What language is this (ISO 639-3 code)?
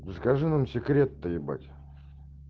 rus